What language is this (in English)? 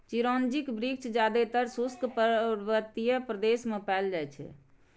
Maithili